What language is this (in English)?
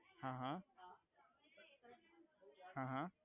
Gujarati